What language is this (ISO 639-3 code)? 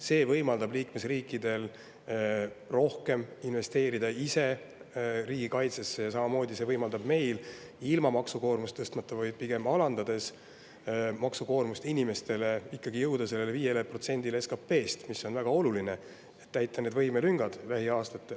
est